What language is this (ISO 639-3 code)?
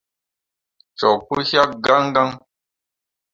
mua